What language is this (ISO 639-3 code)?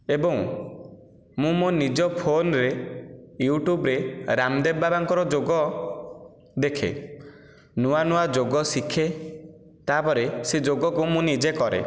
ori